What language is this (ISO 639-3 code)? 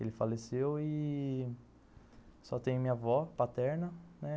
por